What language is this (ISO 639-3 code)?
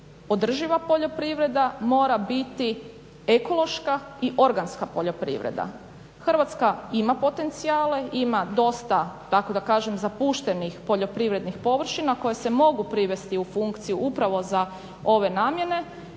hrv